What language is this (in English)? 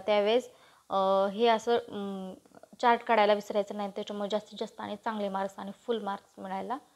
Romanian